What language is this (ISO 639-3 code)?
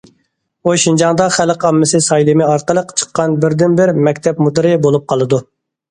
uig